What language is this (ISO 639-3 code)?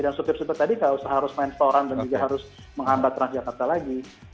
ind